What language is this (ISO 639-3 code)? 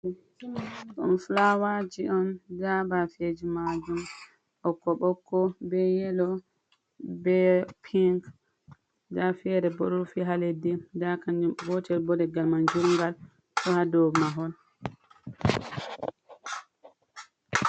ful